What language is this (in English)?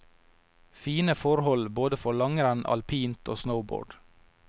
Norwegian